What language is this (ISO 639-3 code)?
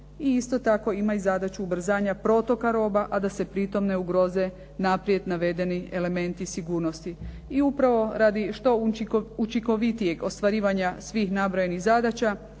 hrv